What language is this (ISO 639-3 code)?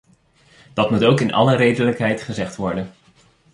nld